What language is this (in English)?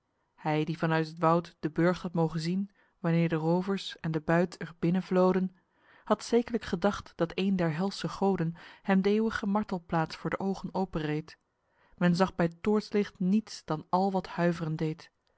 Dutch